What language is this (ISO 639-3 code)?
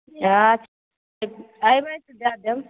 mai